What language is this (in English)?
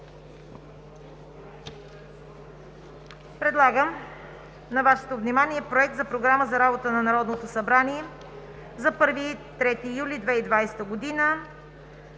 Bulgarian